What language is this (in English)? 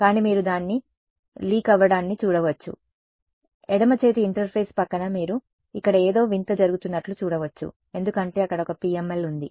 Telugu